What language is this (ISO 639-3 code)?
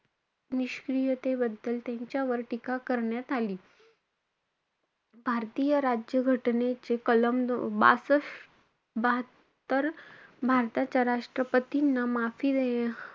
mar